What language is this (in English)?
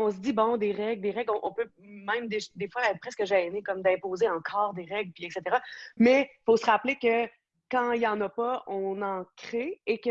French